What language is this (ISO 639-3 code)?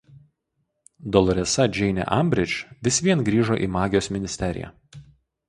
lit